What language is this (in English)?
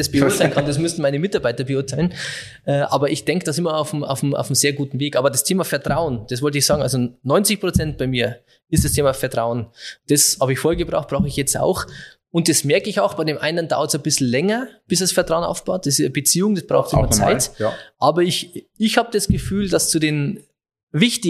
German